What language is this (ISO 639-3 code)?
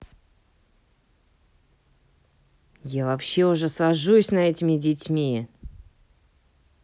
rus